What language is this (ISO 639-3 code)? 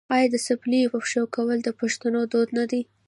pus